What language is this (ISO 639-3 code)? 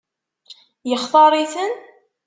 kab